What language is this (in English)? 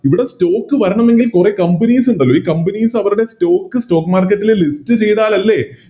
Malayalam